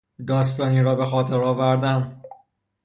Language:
Persian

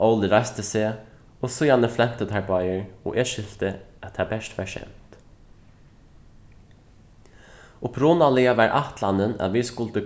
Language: Faroese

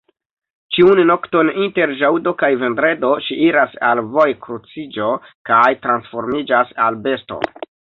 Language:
Esperanto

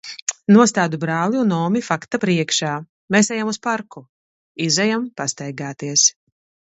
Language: Latvian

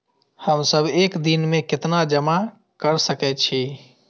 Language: Maithili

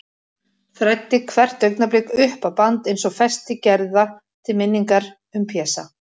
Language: Icelandic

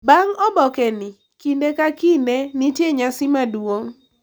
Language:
Luo (Kenya and Tanzania)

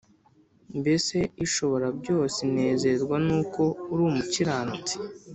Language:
Kinyarwanda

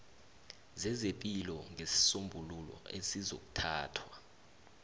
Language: South Ndebele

